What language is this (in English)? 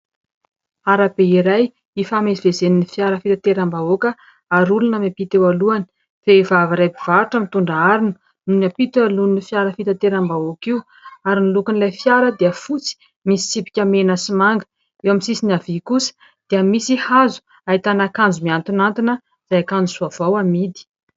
Malagasy